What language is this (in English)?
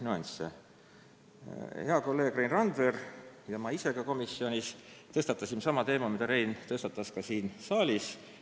Estonian